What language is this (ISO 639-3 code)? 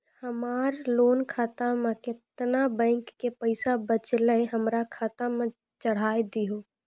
mai